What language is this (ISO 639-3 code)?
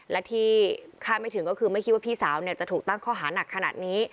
tha